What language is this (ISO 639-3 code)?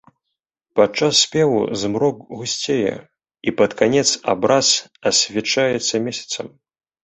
bel